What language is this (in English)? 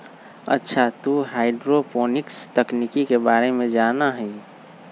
Magahi